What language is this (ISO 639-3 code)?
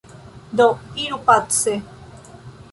epo